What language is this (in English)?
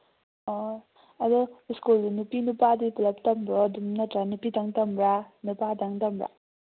Manipuri